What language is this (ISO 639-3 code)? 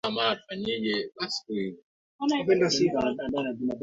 swa